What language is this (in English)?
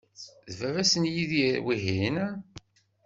Kabyle